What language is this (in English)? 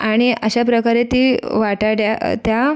Marathi